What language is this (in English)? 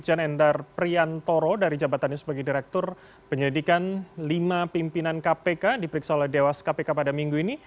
Indonesian